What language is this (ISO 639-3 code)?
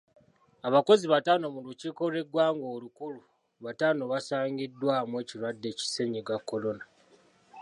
lug